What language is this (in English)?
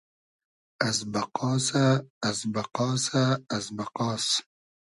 Hazaragi